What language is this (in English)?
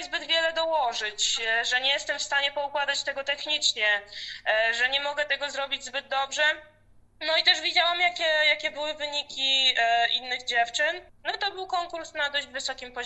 Polish